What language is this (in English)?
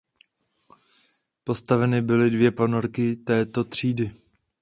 Czech